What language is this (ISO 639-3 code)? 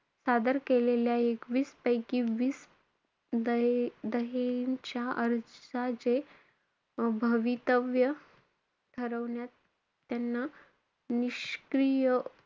mar